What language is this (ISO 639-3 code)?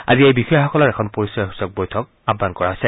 asm